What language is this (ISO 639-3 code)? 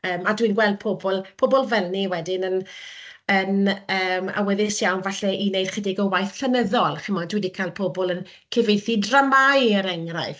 cym